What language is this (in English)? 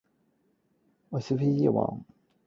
Cantonese